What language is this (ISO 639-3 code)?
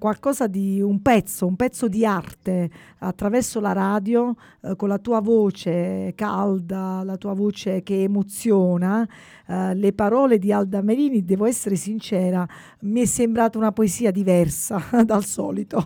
ita